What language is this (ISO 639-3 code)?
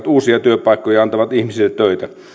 fin